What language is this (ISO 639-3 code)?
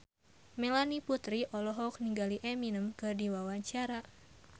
sun